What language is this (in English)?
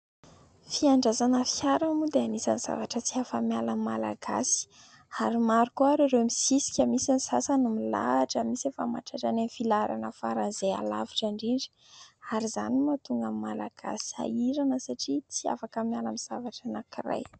Malagasy